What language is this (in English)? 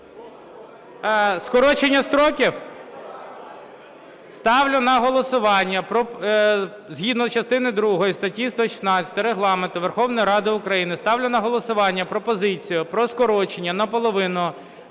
Ukrainian